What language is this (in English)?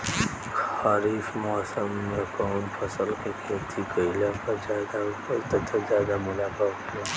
Bhojpuri